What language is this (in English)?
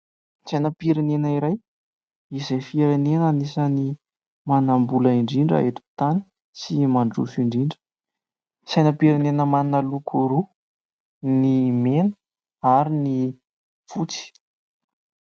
Malagasy